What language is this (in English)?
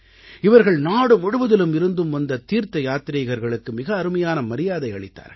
Tamil